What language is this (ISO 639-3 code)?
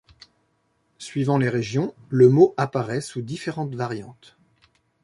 fra